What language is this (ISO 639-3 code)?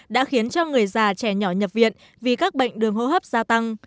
vie